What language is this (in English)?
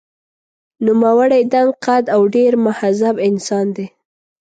Pashto